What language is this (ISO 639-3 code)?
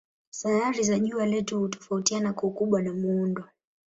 swa